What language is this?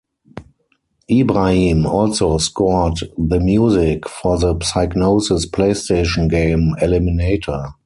English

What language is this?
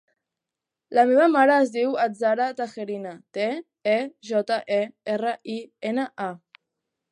Catalan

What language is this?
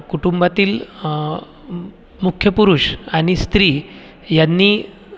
Marathi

